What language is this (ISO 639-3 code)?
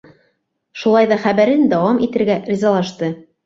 bak